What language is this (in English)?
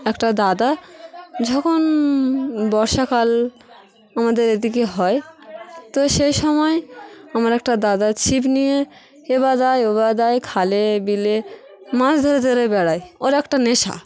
Bangla